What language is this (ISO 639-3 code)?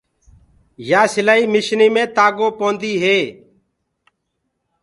ggg